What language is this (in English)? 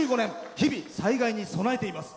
Japanese